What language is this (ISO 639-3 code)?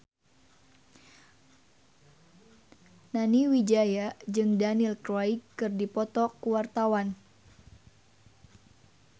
sun